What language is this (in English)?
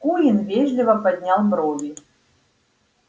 Russian